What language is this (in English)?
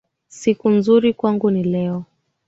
Swahili